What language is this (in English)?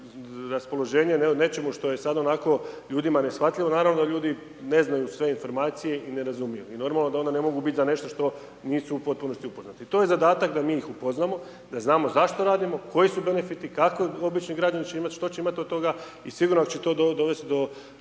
Croatian